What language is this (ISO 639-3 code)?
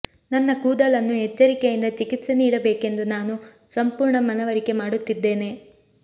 kan